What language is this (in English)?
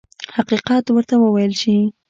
Pashto